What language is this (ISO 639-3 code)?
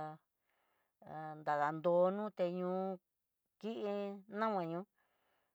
mtx